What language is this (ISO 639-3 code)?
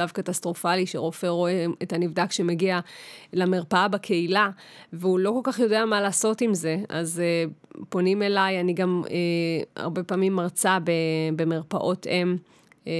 heb